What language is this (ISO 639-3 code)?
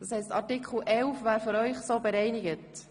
gsw